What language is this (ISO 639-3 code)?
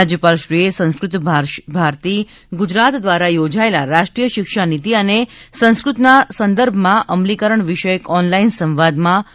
guj